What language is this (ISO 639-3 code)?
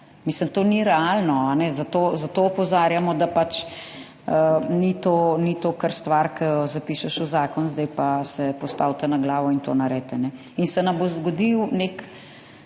slv